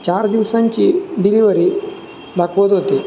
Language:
Marathi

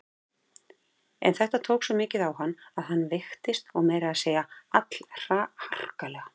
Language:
Icelandic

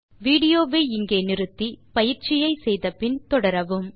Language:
Tamil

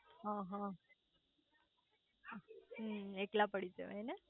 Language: Gujarati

